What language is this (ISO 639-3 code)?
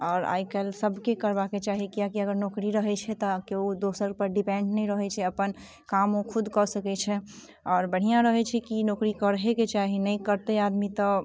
mai